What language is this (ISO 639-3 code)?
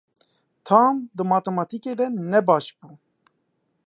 kur